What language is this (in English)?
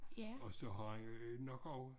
Danish